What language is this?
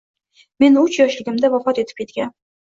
Uzbek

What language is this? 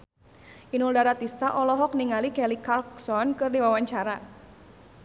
Sundanese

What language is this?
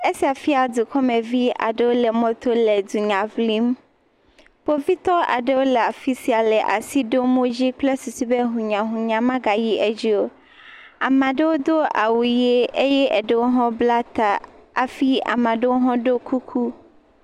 Ewe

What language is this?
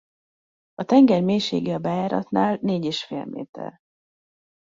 Hungarian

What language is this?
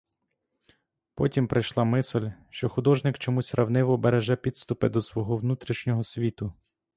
Ukrainian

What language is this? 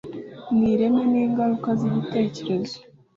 Kinyarwanda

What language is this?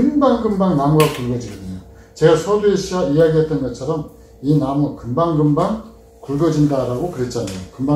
Korean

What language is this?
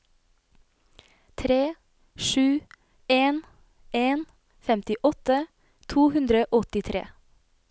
Norwegian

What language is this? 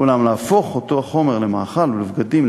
Hebrew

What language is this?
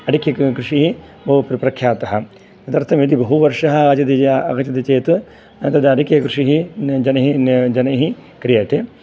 Sanskrit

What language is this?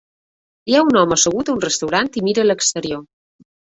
Catalan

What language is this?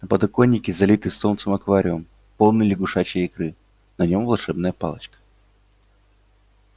Russian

